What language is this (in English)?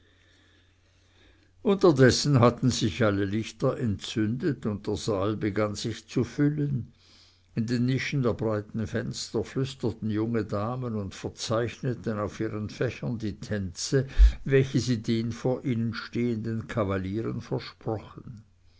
German